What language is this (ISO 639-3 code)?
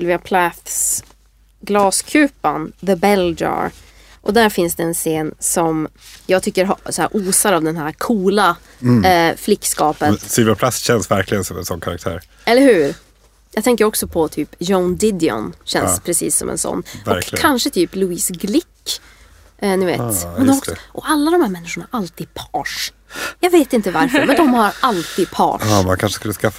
swe